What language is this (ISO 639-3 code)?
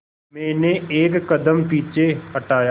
hin